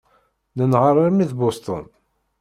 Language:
Kabyle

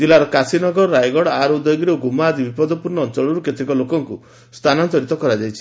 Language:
Odia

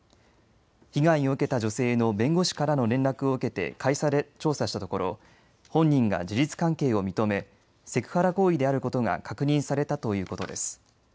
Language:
Japanese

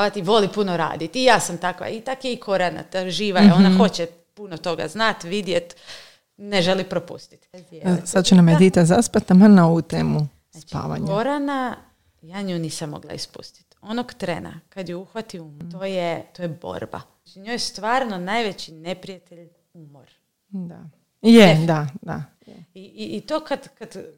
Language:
Croatian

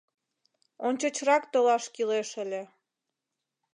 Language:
Mari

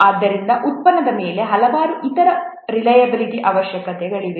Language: Kannada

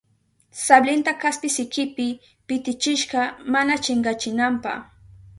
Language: Southern Pastaza Quechua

